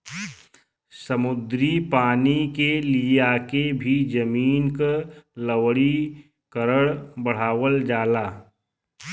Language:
Bhojpuri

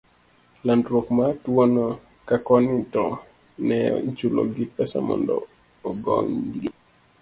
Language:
Luo (Kenya and Tanzania)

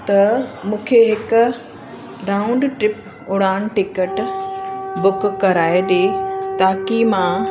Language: Sindhi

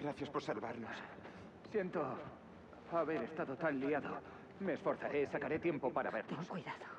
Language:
Spanish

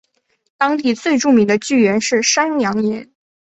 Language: Chinese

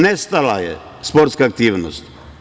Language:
Serbian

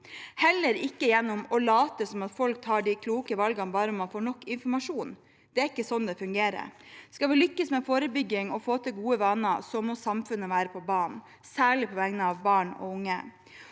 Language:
Norwegian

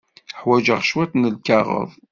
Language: Kabyle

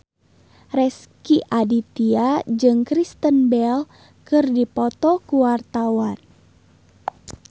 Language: Sundanese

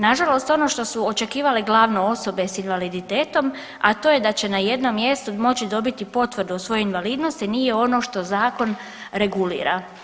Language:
Croatian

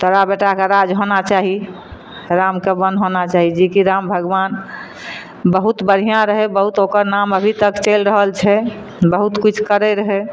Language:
Maithili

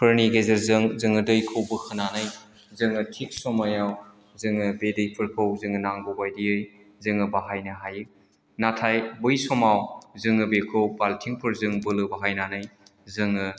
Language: Bodo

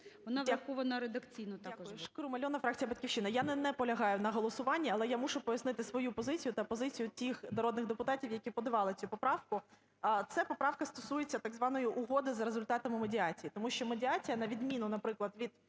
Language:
Ukrainian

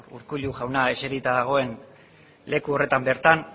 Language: Basque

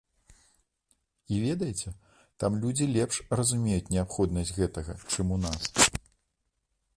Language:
Belarusian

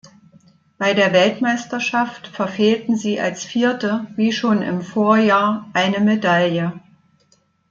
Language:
German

